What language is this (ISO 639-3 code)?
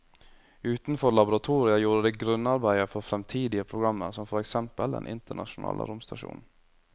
nor